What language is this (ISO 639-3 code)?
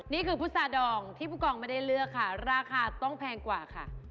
tha